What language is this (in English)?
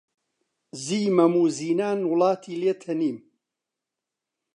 Central Kurdish